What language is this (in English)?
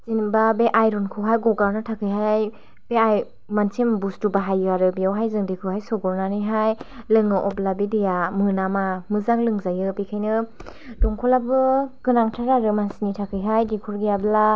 Bodo